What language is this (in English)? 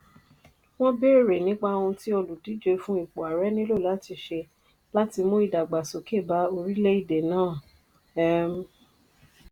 Yoruba